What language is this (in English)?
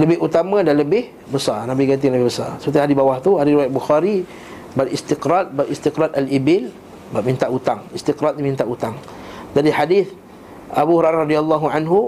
Malay